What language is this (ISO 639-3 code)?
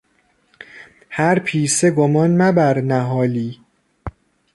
fas